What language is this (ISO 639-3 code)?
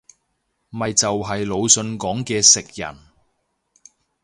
yue